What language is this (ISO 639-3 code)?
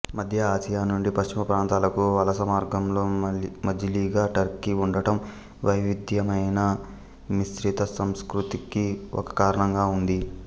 tel